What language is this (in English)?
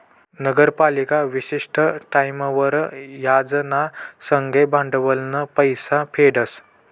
Marathi